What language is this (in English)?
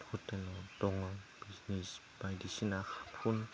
Bodo